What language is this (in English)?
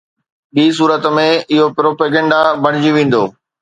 Sindhi